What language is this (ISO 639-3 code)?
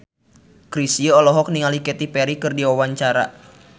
sun